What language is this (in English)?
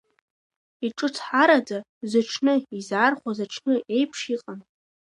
Abkhazian